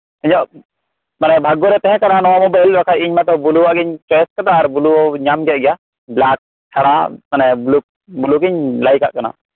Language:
Santali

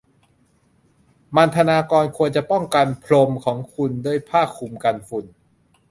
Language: Thai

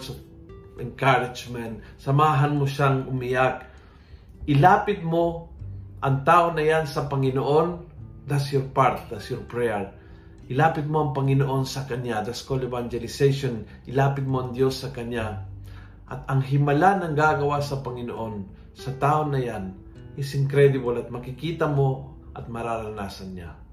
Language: Filipino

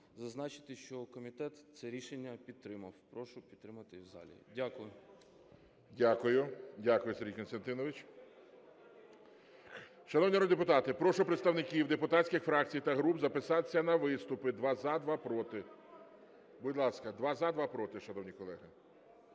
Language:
Ukrainian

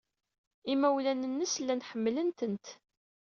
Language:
Kabyle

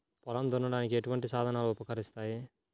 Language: Telugu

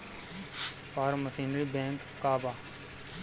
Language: Bhojpuri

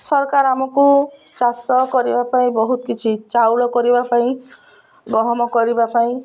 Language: Odia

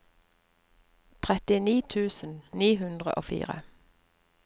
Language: Norwegian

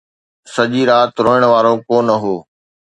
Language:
Sindhi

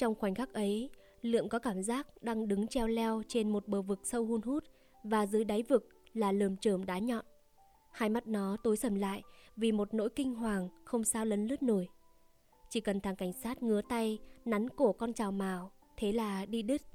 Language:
Vietnamese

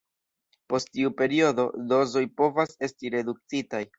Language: Esperanto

